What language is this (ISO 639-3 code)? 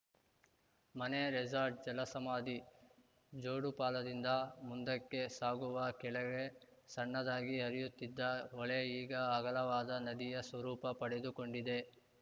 kan